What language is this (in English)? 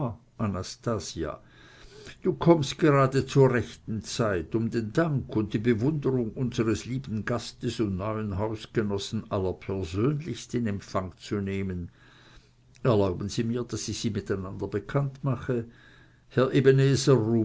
German